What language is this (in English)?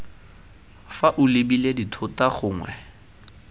Tswana